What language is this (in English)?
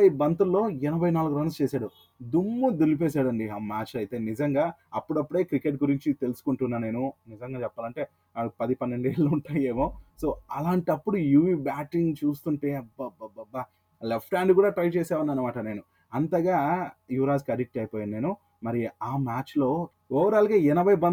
Telugu